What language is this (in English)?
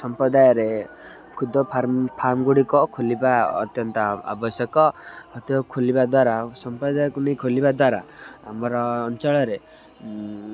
Odia